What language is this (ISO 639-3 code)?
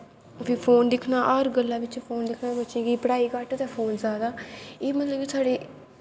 doi